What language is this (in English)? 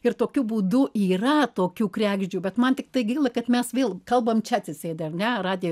Lithuanian